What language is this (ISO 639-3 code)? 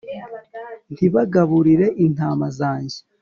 kin